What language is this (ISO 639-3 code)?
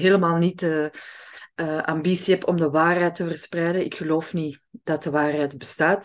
nld